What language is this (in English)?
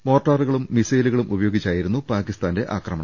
Malayalam